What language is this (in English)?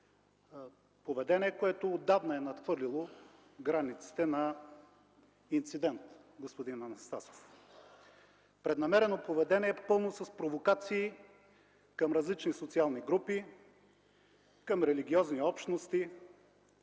Bulgarian